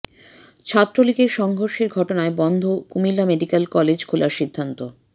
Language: Bangla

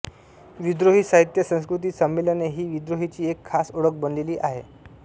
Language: Marathi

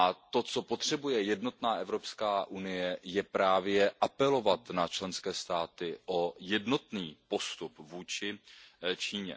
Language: Czech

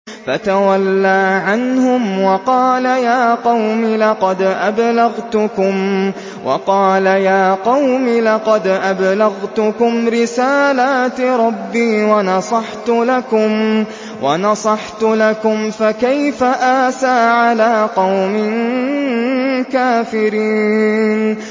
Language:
Arabic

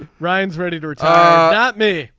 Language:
English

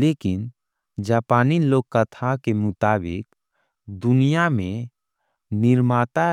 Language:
Angika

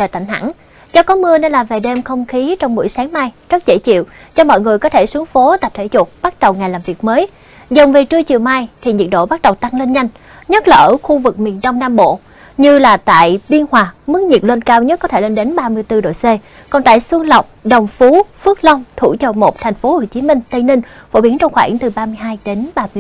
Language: Vietnamese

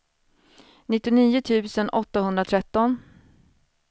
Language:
Swedish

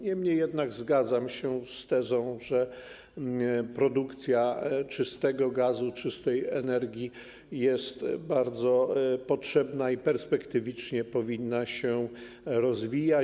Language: Polish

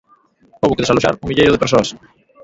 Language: Galician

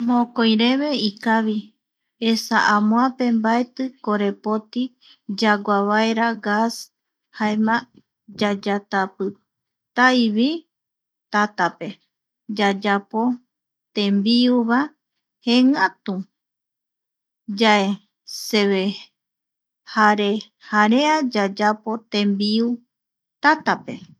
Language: Eastern Bolivian Guaraní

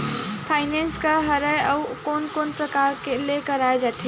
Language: Chhattisgarhi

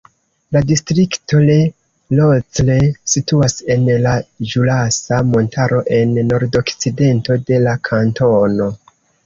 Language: Esperanto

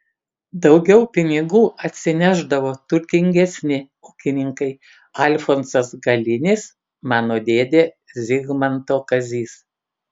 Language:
Lithuanian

